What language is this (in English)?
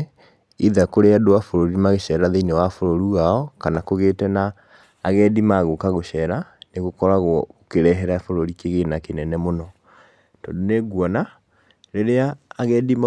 Kikuyu